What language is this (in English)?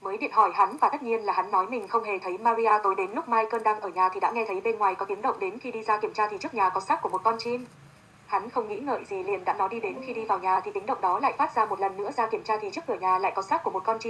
Vietnamese